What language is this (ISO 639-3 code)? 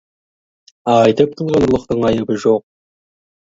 kaz